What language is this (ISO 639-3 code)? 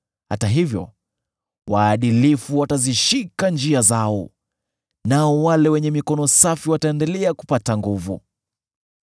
swa